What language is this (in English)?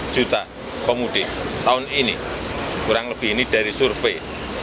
Indonesian